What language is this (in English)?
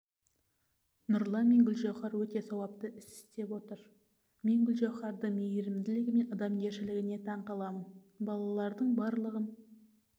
Kazakh